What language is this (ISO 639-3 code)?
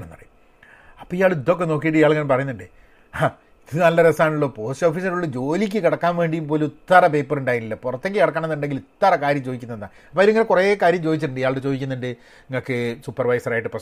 mal